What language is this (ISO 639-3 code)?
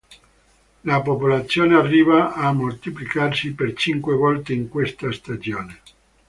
ita